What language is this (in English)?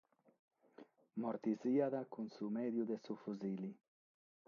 Sardinian